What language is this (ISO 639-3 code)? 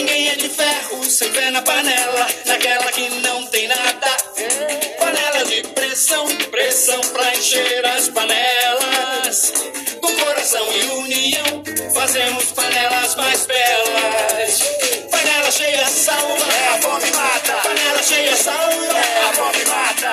por